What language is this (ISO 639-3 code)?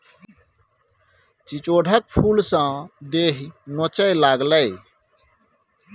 mai